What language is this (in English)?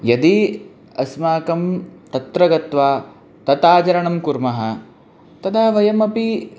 Sanskrit